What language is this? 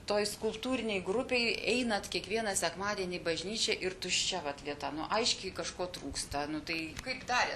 Lithuanian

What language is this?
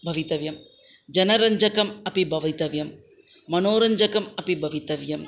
Sanskrit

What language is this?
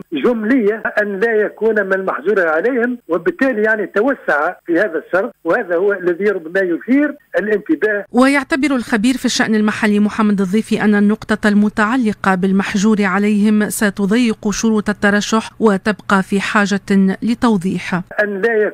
Arabic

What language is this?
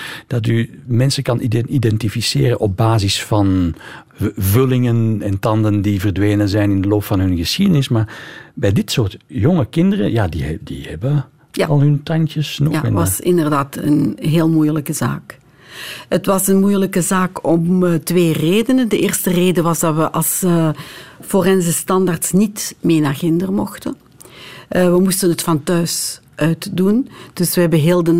Dutch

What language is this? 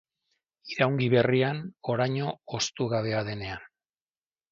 Basque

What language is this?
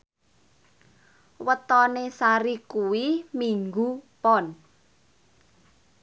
Javanese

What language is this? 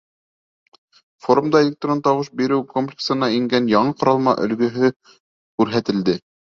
Bashkir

